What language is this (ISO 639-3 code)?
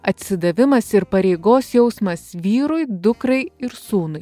lit